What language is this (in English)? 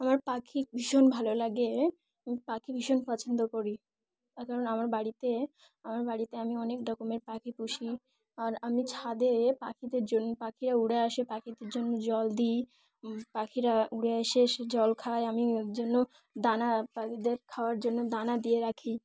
Bangla